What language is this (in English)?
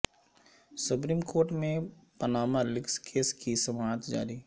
Urdu